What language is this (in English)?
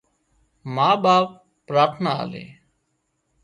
Wadiyara Koli